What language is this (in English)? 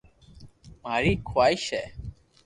Loarki